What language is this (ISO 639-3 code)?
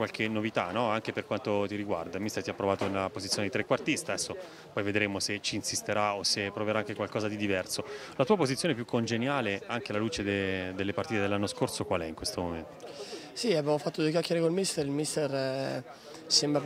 ita